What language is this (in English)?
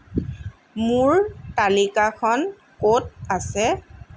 Assamese